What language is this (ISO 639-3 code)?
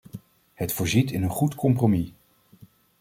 nld